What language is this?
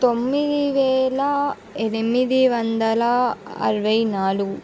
Telugu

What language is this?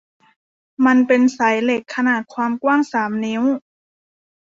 Thai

